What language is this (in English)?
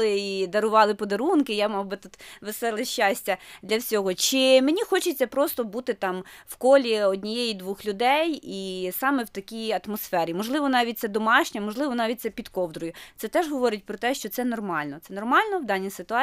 Ukrainian